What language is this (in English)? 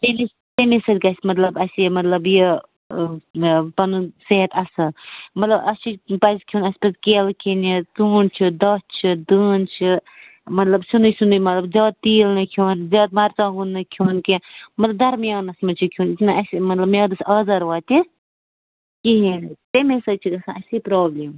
Kashmiri